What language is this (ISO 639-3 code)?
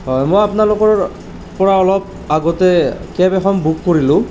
asm